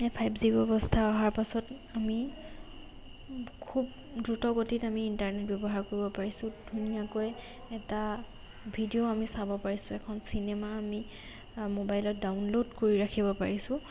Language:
Assamese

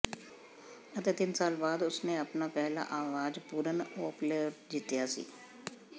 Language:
Punjabi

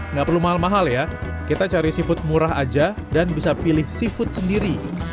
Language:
Indonesian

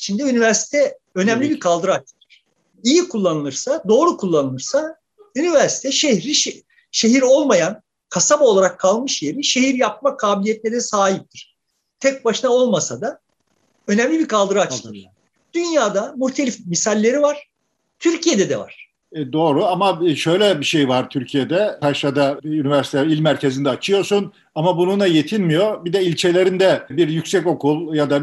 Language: Turkish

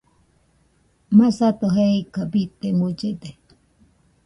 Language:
Nüpode Huitoto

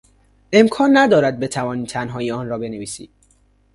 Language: Persian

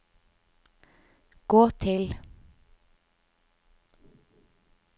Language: Norwegian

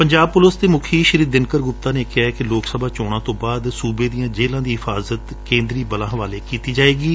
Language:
Punjabi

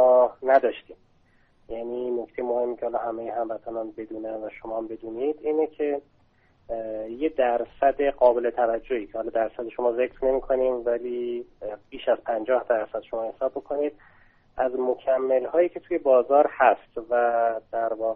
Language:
Persian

